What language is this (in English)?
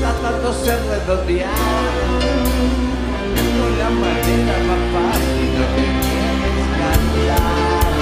Spanish